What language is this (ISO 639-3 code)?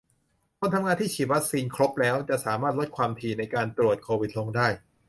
tha